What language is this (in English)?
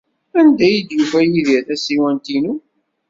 Kabyle